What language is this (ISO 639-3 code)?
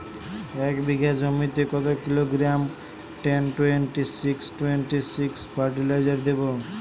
ben